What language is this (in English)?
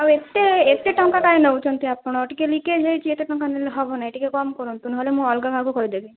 Odia